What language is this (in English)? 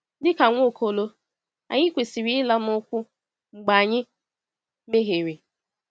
Igbo